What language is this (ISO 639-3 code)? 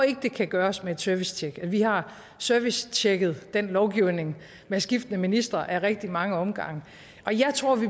dan